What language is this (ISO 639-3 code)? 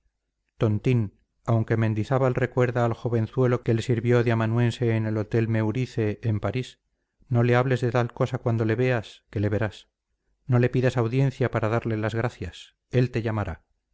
spa